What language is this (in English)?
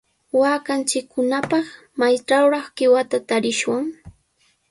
Sihuas Ancash Quechua